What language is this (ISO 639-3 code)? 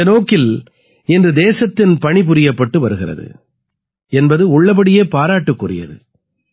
tam